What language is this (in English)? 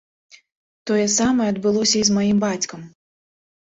Belarusian